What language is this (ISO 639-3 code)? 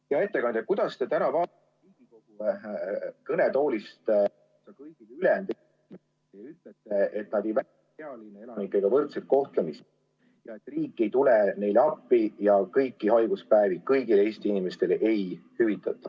est